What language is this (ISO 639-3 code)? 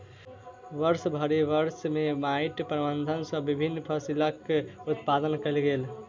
mai